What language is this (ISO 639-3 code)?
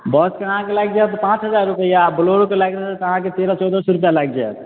mai